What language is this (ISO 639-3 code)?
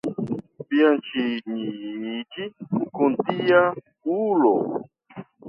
epo